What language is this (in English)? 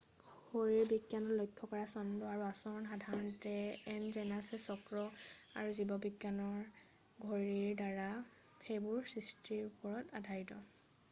Assamese